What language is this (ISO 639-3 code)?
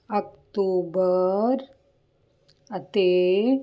pan